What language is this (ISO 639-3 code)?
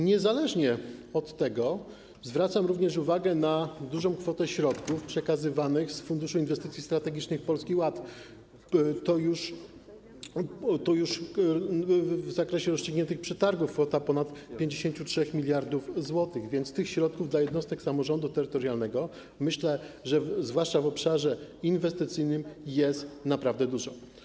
pol